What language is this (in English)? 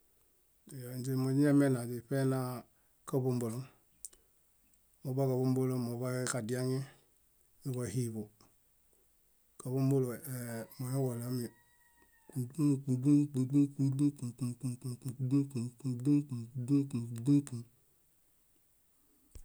Bayot